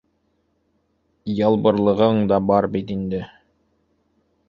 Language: Bashkir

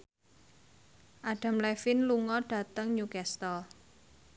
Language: Javanese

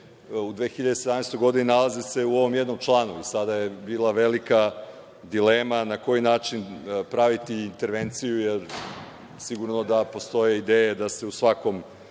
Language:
Serbian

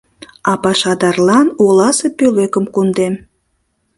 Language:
Mari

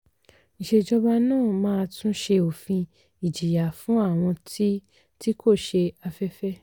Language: Yoruba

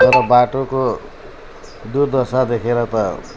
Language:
Nepali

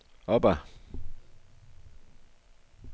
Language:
Danish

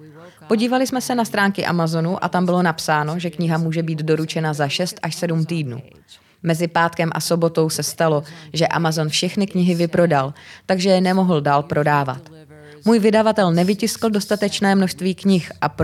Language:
Czech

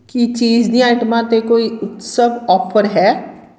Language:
Punjabi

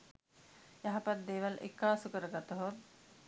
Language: Sinhala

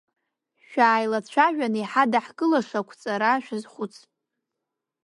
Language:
Abkhazian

